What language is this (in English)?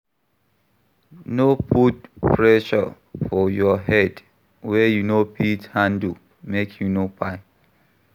Nigerian Pidgin